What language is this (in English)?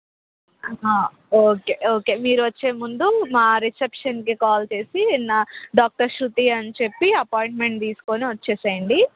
Telugu